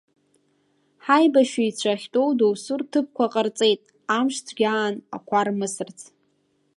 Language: Abkhazian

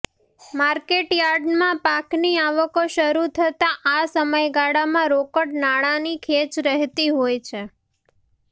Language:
Gujarati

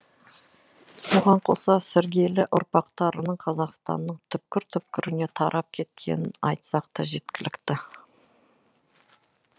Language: Kazakh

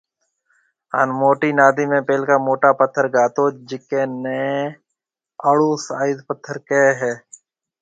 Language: Marwari (Pakistan)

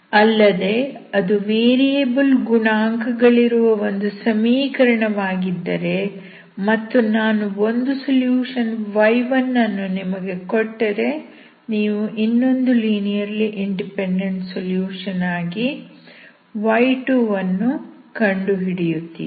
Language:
Kannada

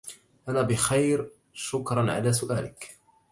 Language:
Arabic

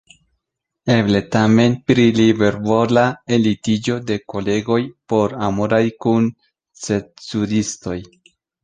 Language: Esperanto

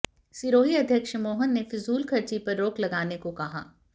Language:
Hindi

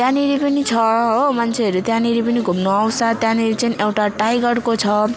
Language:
Nepali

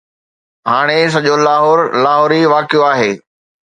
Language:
Sindhi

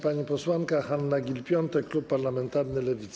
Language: Polish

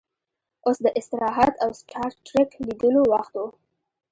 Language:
Pashto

